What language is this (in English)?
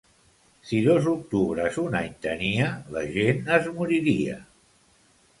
Catalan